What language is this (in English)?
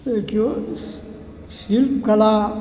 Maithili